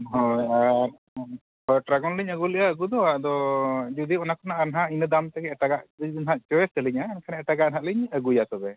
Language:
Santali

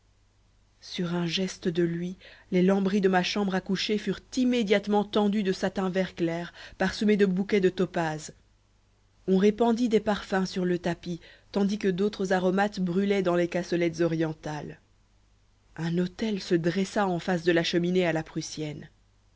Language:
French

